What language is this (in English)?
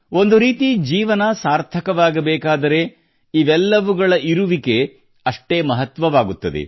Kannada